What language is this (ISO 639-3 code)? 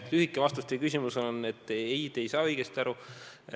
est